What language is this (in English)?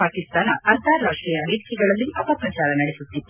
Kannada